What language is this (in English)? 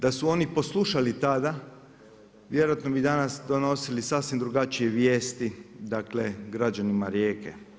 Croatian